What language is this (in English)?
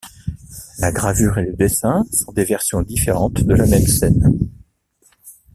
French